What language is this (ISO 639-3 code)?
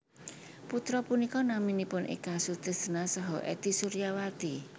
jav